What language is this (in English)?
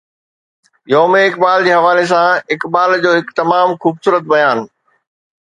Sindhi